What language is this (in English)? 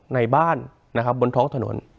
Thai